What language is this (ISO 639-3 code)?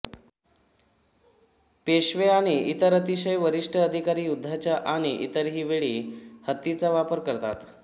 mar